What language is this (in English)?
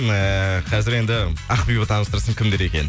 Kazakh